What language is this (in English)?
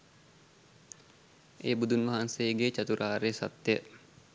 Sinhala